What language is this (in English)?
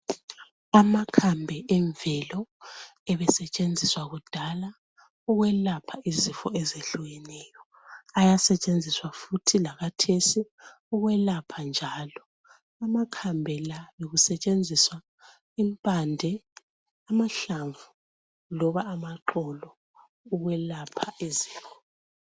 North Ndebele